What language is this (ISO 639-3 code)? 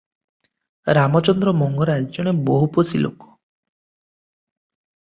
ori